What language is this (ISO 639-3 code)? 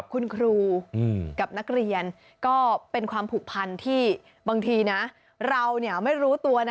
tha